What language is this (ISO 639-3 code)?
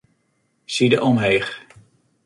fry